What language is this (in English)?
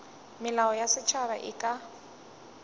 Northern Sotho